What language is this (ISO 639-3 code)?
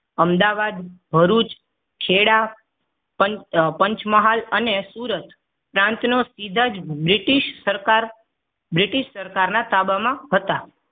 guj